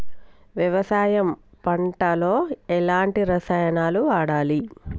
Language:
Telugu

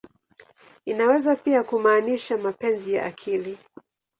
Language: Swahili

